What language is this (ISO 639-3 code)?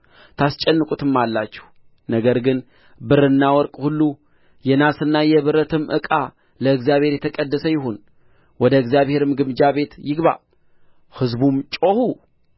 amh